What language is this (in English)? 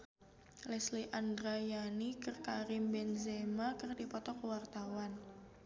Sundanese